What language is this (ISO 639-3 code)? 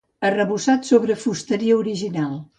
cat